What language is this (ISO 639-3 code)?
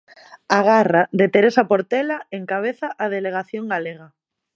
glg